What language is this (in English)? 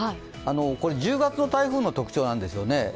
Japanese